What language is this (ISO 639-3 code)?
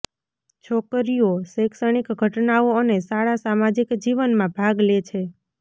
guj